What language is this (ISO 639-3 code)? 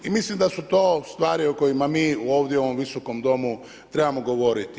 hrv